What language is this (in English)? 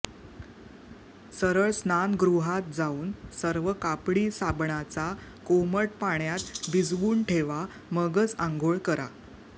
Marathi